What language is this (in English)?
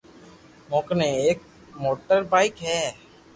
Loarki